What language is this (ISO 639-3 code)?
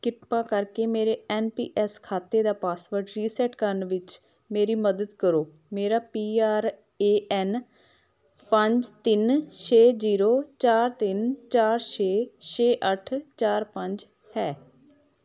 pan